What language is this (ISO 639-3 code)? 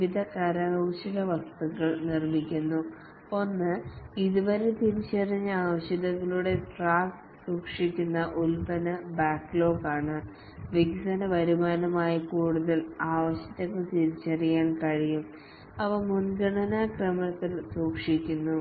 mal